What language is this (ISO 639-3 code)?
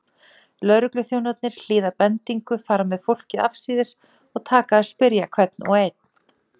isl